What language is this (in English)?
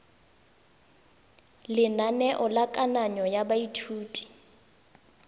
Tswana